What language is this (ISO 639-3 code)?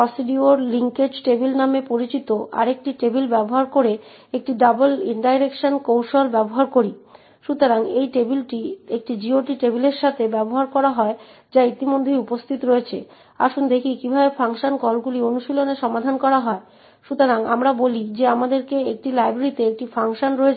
ben